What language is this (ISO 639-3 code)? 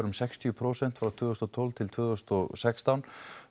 isl